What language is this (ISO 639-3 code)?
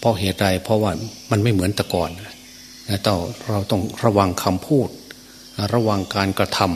tha